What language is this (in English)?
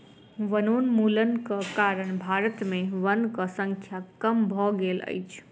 Maithili